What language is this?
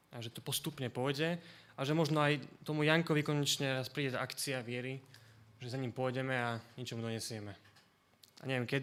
Slovak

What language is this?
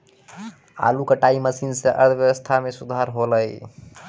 Maithili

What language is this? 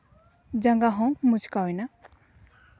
Santali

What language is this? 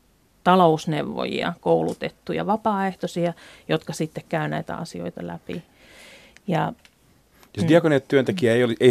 Finnish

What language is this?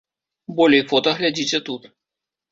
Belarusian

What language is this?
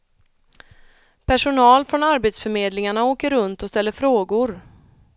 Swedish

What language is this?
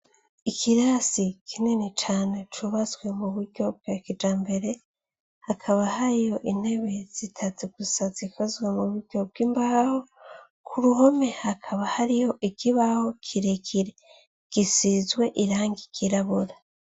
Rundi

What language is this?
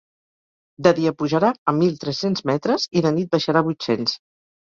Catalan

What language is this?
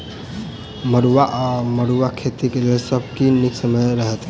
Maithili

